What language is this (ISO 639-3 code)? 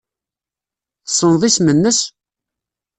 kab